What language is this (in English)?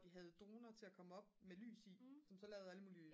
Danish